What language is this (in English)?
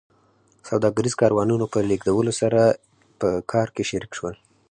Pashto